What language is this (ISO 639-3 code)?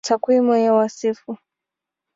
swa